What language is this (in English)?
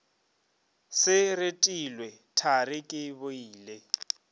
Northern Sotho